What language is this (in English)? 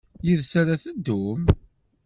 Kabyle